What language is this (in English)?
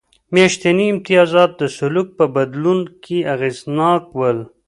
Pashto